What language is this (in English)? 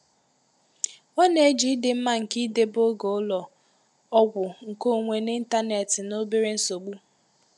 Igbo